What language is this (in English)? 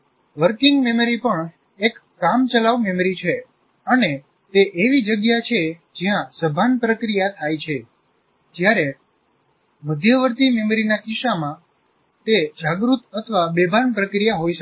Gujarati